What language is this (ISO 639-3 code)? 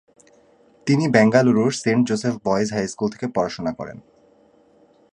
ben